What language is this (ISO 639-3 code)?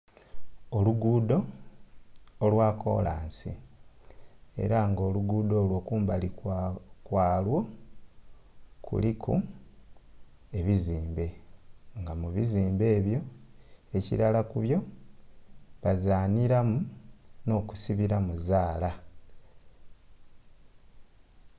xog